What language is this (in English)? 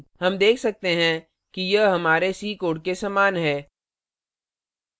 Hindi